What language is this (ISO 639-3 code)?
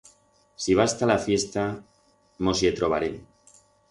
arg